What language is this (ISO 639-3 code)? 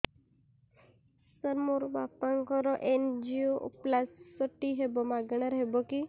ori